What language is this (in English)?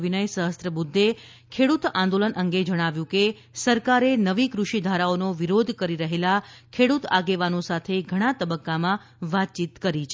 Gujarati